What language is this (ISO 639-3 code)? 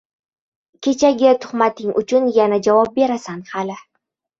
uzb